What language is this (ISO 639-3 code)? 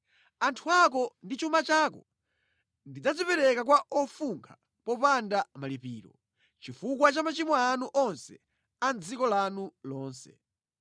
nya